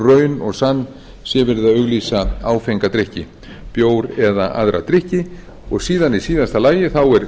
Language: Icelandic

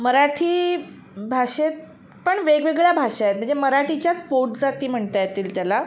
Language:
Marathi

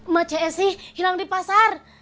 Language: Indonesian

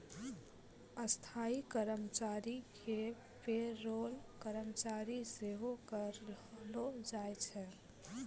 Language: Maithili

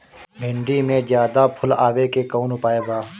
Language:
Bhojpuri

